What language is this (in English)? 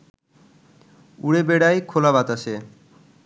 Bangla